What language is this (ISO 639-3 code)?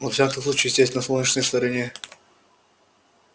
rus